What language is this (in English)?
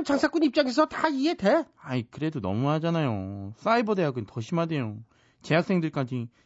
Korean